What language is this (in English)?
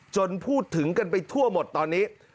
Thai